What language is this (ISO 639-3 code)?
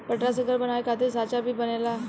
bho